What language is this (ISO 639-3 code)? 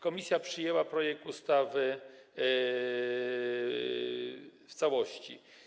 pol